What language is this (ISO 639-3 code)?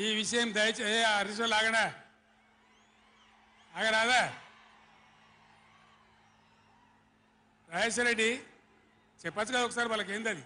tel